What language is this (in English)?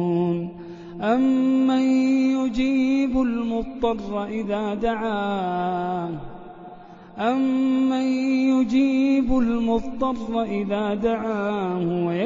Arabic